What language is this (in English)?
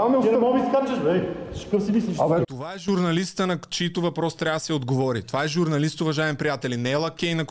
Bulgarian